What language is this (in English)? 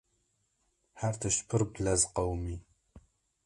Kurdish